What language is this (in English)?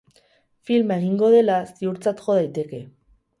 Basque